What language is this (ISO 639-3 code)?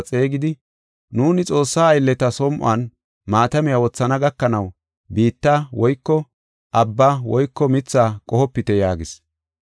gof